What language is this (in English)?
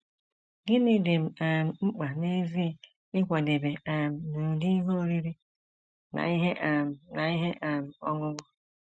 Igbo